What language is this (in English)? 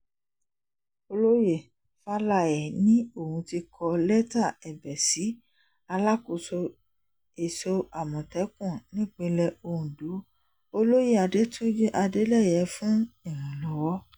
Yoruba